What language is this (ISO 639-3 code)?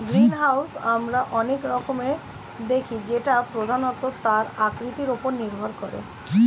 ben